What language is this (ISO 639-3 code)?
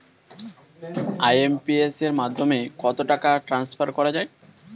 ben